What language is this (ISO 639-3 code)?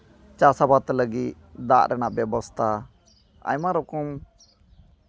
sat